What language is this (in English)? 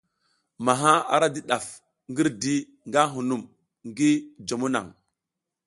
South Giziga